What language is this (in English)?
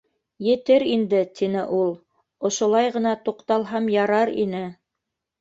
Bashkir